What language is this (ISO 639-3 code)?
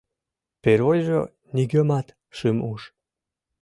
chm